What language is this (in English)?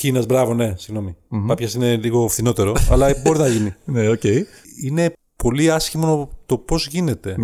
Greek